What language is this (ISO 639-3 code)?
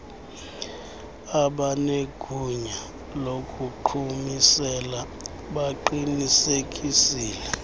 xho